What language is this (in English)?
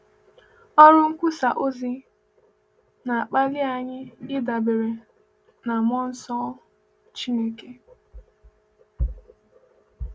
Igbo